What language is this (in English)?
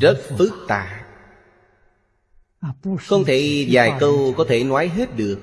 Vietnamese